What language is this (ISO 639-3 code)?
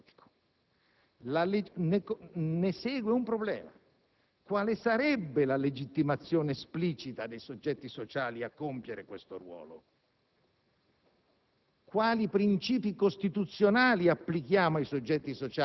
ita